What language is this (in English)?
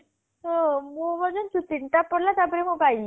Odia